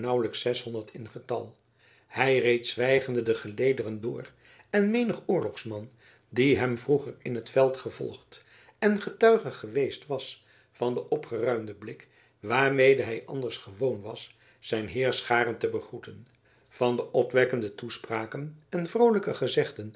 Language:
Dutch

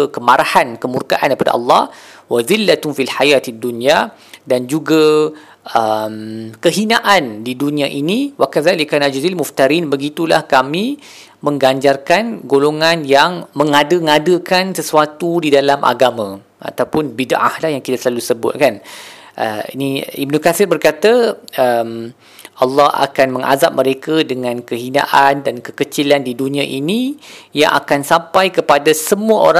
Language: Malay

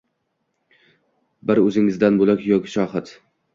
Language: Uzbek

